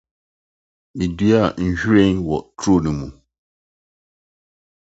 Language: Akan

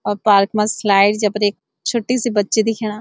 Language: Garhwali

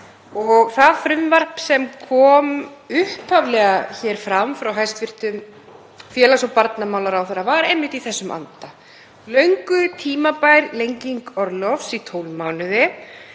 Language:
Icelandic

